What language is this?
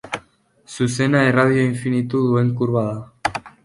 Basque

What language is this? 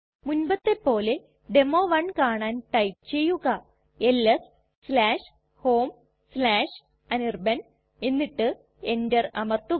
Malayalam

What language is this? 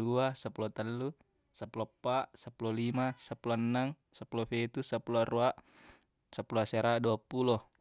Buginese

